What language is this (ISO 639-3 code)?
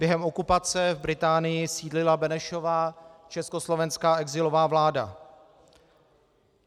ces